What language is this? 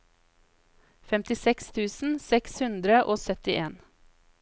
Norwegian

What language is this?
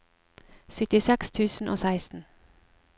Norwegian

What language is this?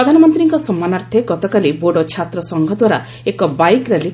Odia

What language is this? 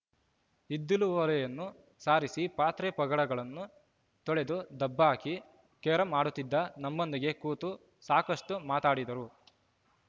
Kannada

